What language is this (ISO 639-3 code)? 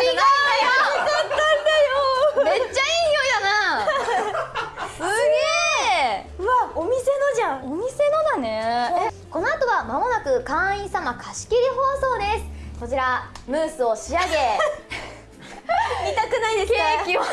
jpn